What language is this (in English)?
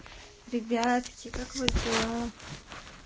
Russian